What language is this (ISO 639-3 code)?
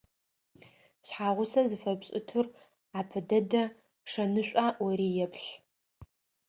ady